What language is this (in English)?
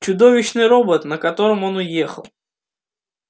Russian